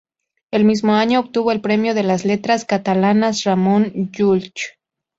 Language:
Spanish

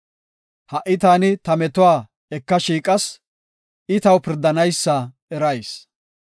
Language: Gofa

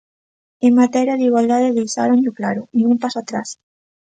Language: Galician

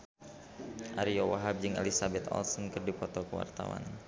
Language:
Sundanese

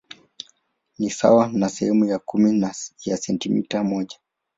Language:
Swahili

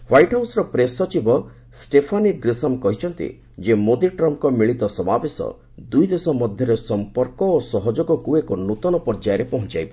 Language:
Odia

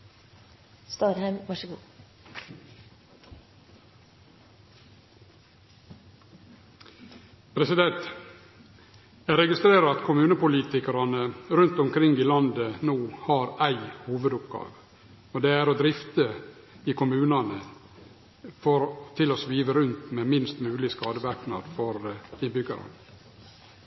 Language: Norwegian Nynorsk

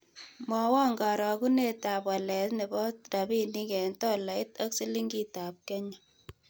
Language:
Kalenjin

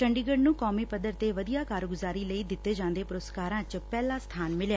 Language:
Punjabi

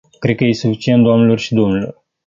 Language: Romanian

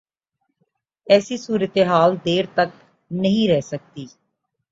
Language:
Urdu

